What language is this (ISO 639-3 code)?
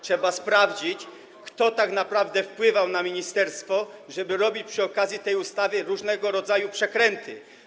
pol